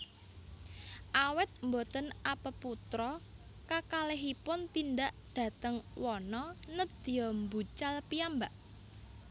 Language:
Javanese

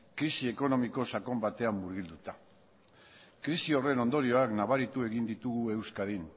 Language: Basque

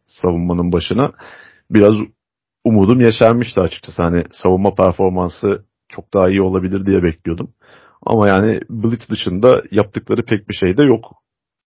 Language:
Turkish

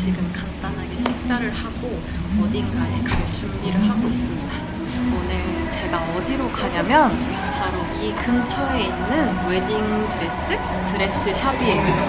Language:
Korean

